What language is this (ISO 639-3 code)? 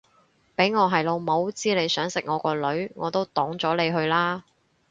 yue